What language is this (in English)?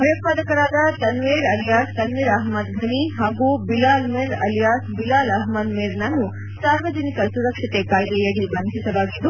Kannada